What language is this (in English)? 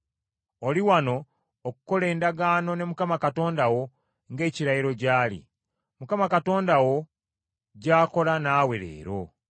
Ganda